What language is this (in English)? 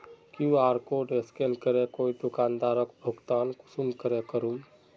Magahi